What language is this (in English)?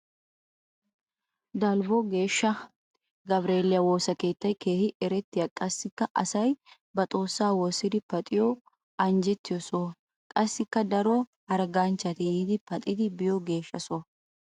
Wolaytta